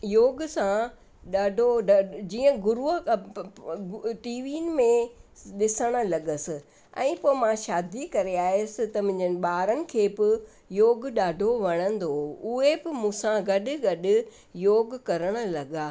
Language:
Sindhi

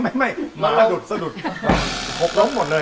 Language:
Thai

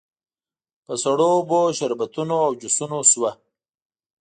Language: Pashto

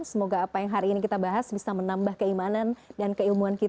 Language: Indonesian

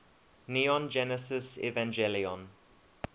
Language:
English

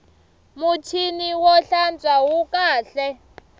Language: Tsonga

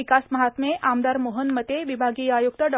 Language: Marathi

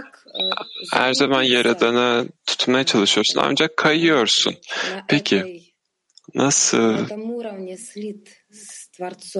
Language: Turkish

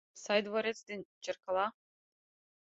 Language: Mari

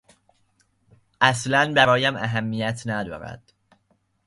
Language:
Persian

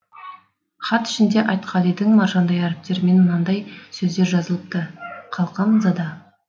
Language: Kazakh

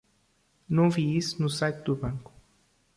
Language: Portuguese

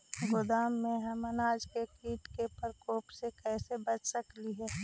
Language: Magahi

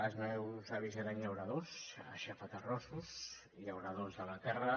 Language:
Catalan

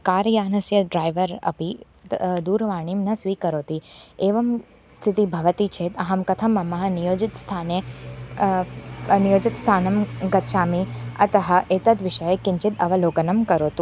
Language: Sanskrit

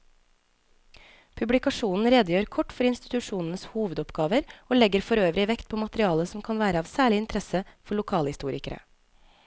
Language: Norwegian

